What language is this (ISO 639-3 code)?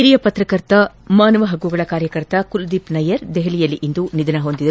kan